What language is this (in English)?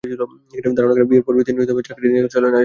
Bangla